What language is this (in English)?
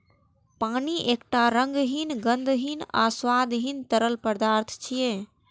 Maithili